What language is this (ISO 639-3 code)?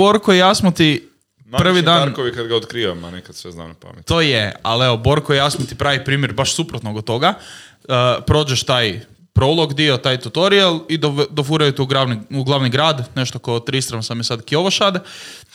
hrv